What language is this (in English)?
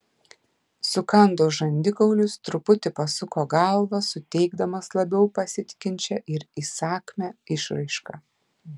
Lithuanian